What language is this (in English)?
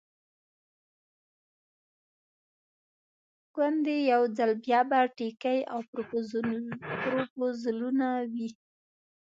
Pashto